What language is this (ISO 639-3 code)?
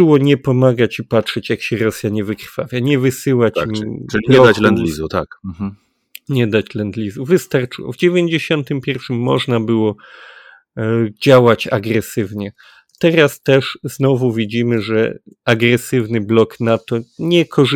pol